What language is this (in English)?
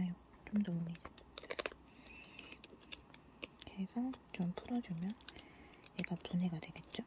Korean